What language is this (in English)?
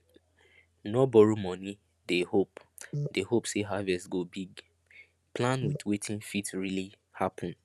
Nigerian Pidgin